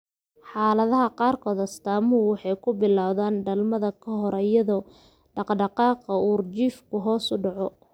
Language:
Somali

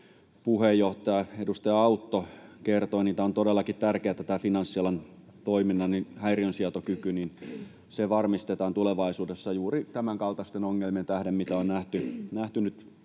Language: Finnish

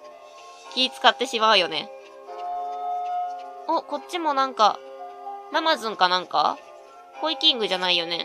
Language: Japanese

